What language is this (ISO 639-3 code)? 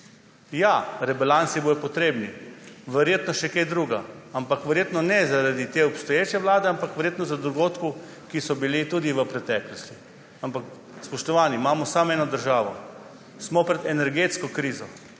slv